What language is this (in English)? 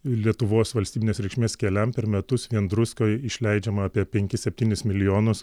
Lithuanian